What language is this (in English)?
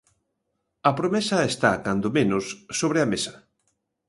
Galician